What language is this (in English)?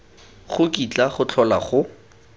Tswana